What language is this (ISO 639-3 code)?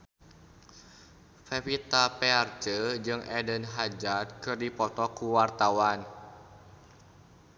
sun